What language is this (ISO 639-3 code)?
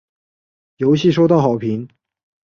zho